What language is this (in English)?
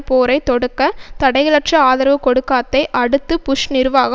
Tamil